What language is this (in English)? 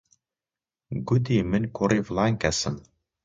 Central Kurdish